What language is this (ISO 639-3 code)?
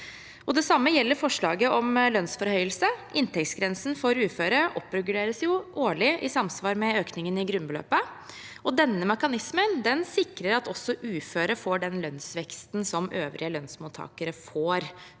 nor